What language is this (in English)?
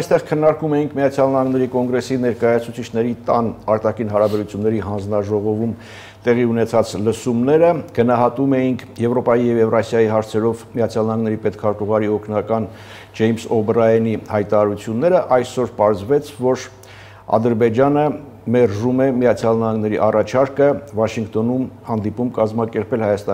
Romanian